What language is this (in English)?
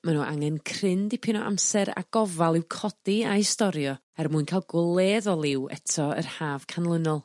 Welsh